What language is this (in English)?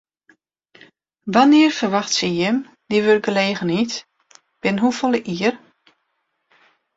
Western Frisian